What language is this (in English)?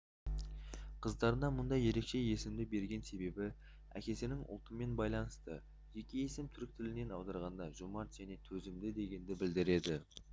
Kazakh